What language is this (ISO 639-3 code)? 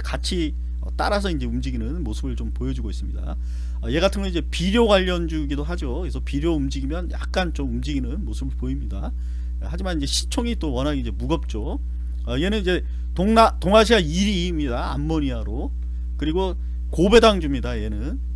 kor